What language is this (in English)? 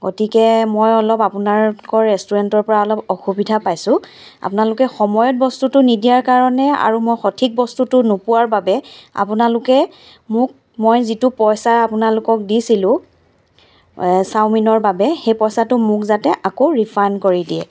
Assamese